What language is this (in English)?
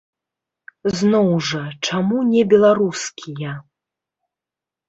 Belarusian